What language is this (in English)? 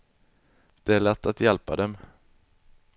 Swedish